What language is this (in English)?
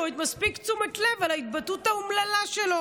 Hebrew